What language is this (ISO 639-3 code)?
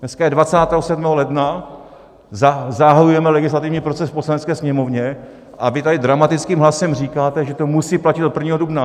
ces